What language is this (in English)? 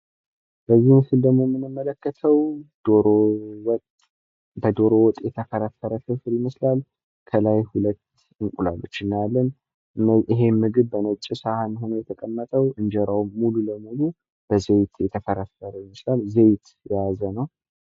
Amharic